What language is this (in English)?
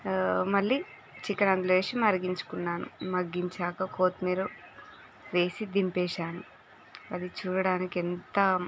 Telugu